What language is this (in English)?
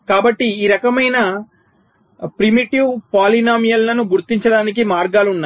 Telugu